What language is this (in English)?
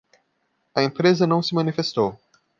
Portuguese